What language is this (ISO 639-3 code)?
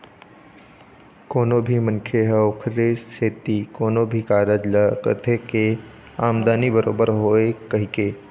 hne